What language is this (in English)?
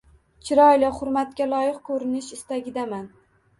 Uzbek